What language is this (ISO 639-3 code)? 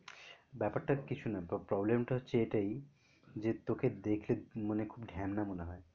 ben